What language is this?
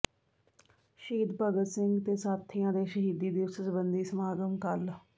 Punjabi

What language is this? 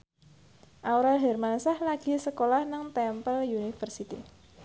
Javanese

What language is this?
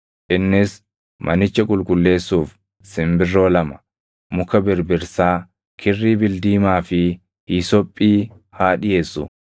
Oromo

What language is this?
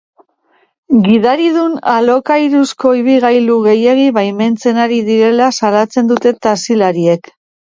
Basque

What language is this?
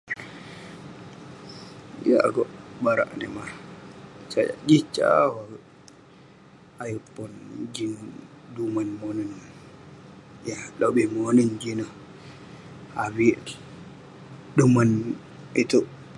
Western Penan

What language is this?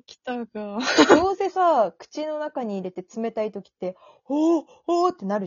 Japanese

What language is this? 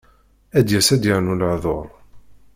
Kabyle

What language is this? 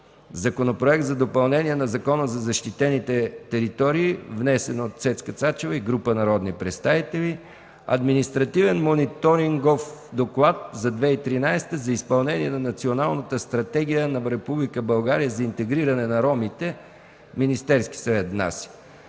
Bulgarian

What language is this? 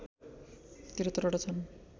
Nepali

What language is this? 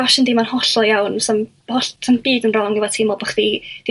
Welsh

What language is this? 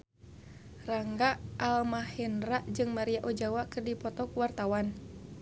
Sundanese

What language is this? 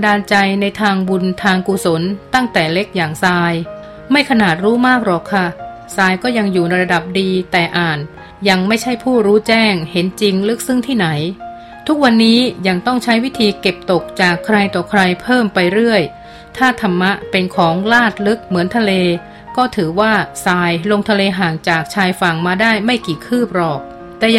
Thai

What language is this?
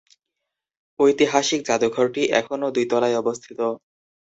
Bangla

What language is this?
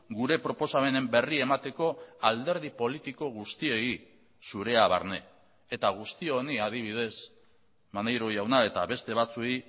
Basque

